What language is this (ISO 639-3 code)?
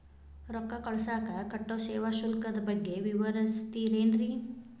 kan